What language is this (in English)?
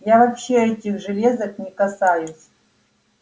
Russian